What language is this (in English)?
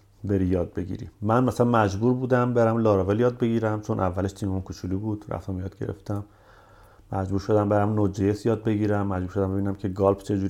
Persian